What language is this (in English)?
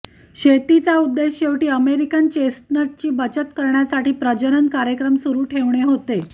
Marathi